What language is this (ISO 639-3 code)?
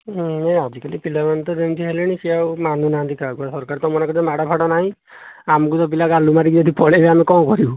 ori